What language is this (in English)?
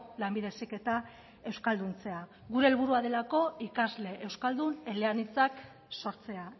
Basque